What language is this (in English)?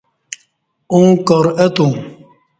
Kati